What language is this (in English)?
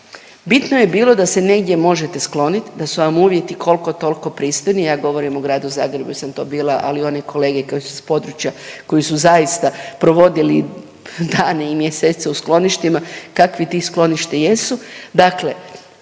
Croatian